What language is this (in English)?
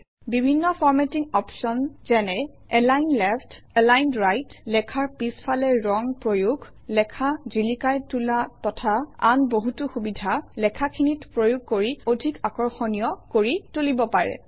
Assamese